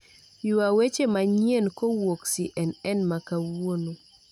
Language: Luo (Kenya and Tanzania)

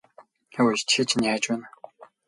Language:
Mongolian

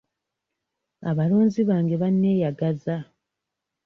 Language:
Ganda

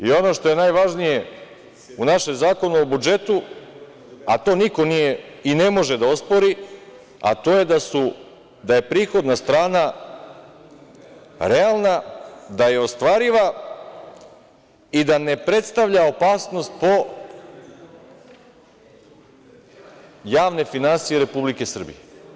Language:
Serbian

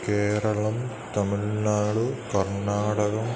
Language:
Sanskrit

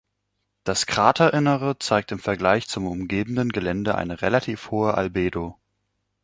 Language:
German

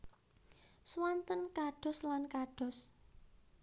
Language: Javanese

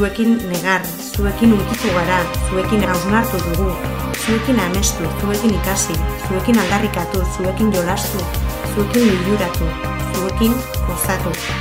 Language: Indonesian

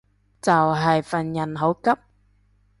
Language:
Cantonese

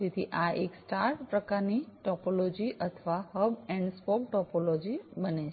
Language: Gujarati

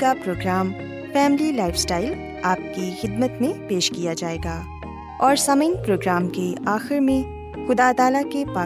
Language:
Urdu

